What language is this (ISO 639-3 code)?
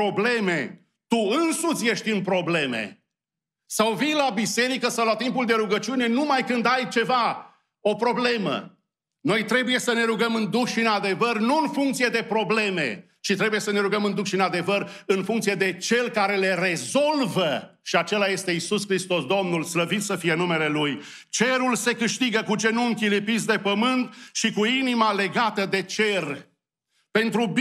ron